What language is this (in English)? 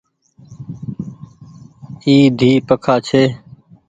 Goaria